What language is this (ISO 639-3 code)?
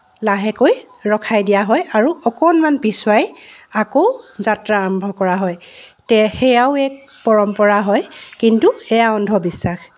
asm